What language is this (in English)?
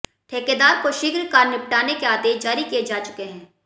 Hindi